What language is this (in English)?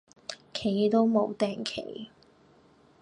Cantonese